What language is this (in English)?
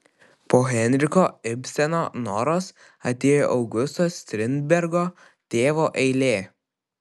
Lithuanian